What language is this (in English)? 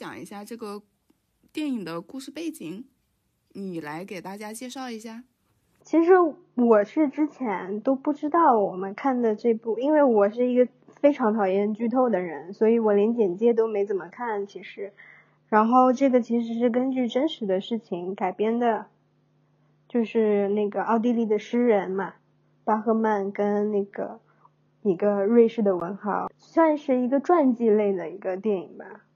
Chinese